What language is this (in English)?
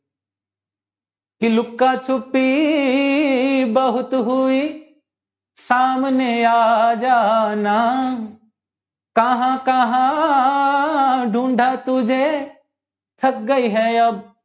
Gujarati